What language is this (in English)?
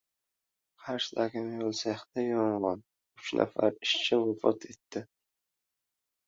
Uzbek